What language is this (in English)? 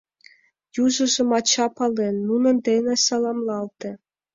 Mari